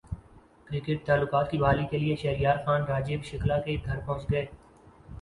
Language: Urdu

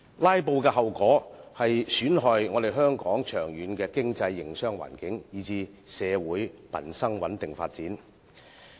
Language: Cantonese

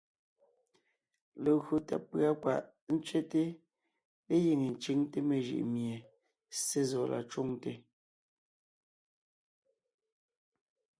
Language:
Ngiemboon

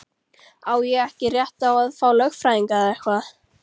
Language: Icelandic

